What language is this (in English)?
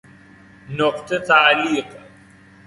Persian